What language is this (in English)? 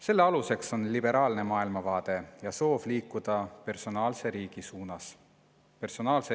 Estonian